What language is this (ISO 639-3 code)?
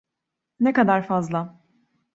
tur